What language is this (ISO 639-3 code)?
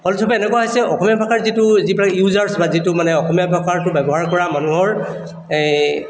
asm